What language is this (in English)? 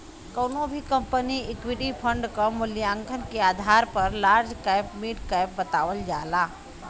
Bhojpuri